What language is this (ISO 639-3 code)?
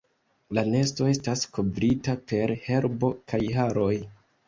epo